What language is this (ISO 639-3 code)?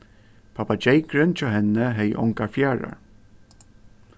fao